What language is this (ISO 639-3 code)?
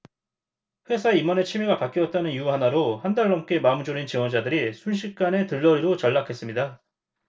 kor